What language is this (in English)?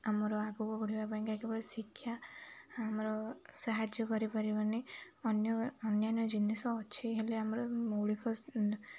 Odia